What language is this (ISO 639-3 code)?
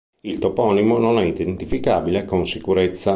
ita